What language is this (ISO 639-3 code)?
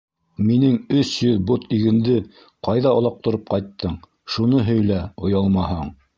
bak